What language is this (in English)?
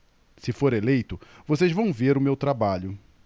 Portuguese